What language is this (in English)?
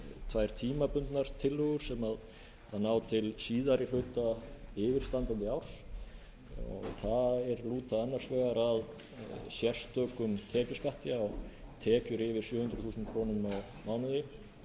Icelandic